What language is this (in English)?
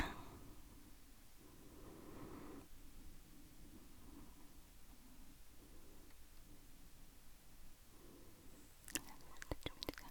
Norwegian